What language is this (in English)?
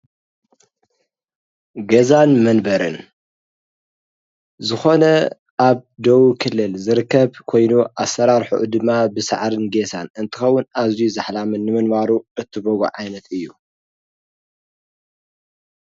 Tigrinya